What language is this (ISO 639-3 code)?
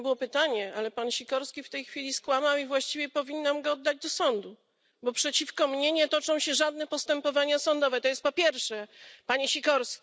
pol